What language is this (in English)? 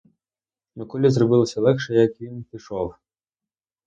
Ukrainian